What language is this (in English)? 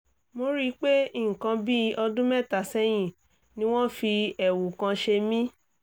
Yoruba